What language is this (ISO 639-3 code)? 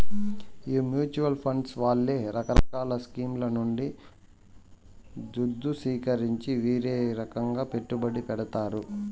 tel